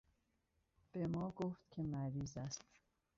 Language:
Persian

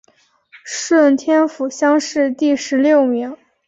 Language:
Chinese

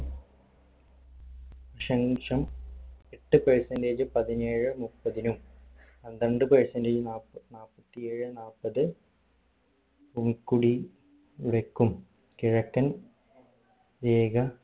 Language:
Malayalam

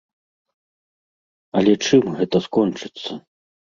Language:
Belarusian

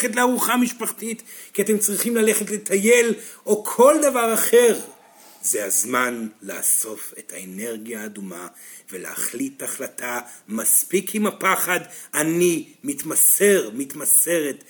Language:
Hebrew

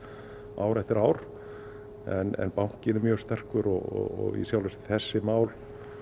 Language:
Icelandic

